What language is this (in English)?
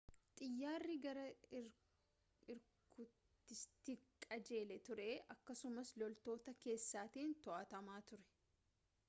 Oromo